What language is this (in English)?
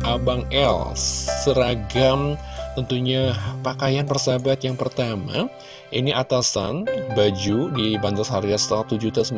Indonesian